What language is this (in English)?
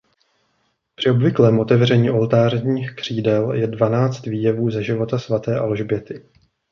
Czech